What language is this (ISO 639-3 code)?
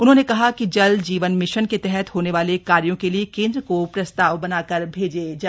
hin